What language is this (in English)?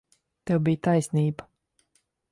Latvian